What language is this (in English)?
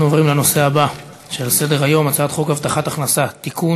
Hebrew